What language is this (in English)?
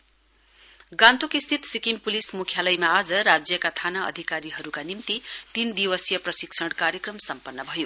Nepali